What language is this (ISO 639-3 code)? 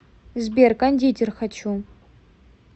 rus